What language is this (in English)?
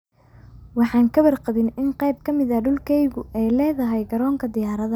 Somali